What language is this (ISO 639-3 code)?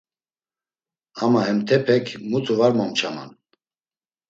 lzz